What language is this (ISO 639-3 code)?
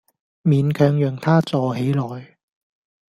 yue